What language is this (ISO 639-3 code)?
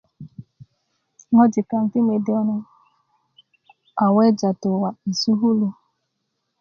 ukv